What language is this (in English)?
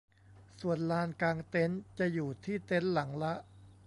Thai